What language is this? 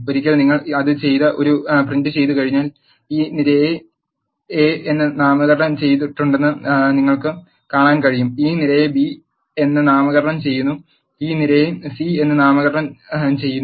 Malayalam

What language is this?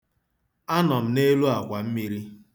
Igbo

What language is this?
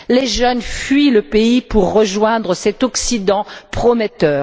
French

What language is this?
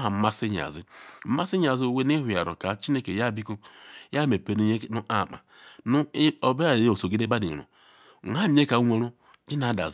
Ikwere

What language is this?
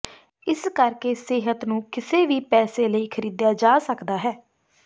Punjabi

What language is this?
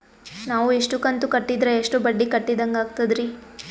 Kannada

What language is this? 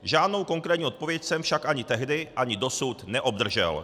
Czech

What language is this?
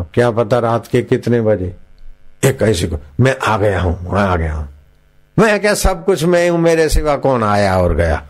Hindi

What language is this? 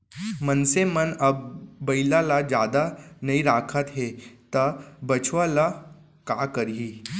Chhattisgarhi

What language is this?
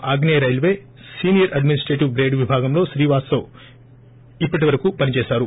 Telugu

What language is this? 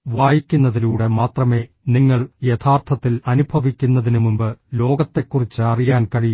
Malayalam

